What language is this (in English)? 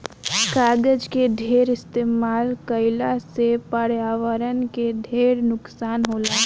Bhojpuri